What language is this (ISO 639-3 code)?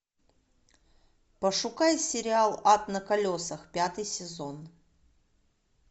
rus